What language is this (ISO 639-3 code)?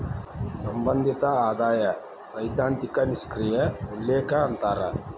kan